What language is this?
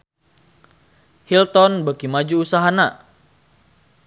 Sundanese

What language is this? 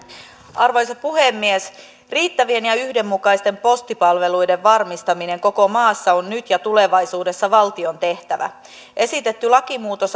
Finnish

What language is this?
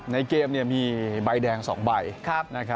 Thai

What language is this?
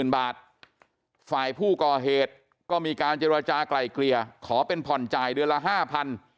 Thai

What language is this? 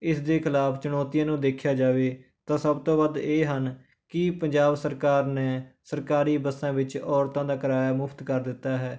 Punjabi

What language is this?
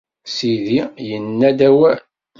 Kabyle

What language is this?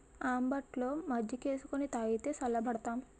Telugu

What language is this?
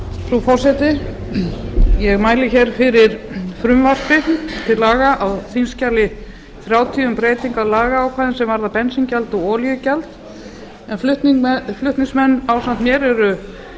Icelandic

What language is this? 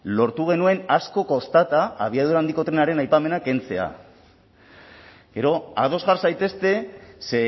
Basque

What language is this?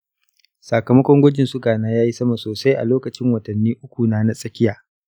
Hausa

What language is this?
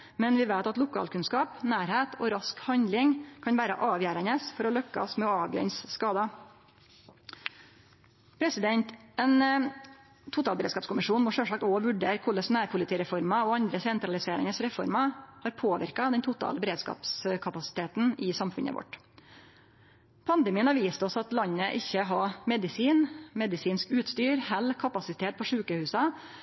Norwegian Nynorsk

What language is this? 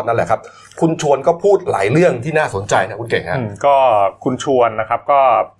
Thai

